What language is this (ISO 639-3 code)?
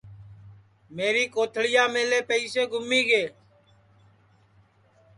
ssi